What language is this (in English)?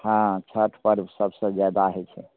Maithili